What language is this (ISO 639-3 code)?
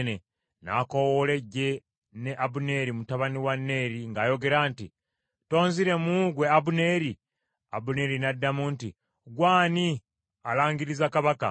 lug